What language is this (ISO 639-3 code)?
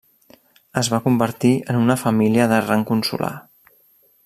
cat